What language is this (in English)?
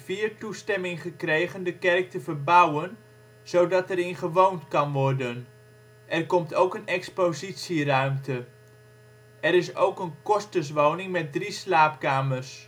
Dutch